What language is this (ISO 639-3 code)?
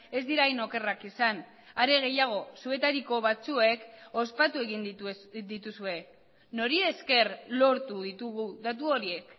eus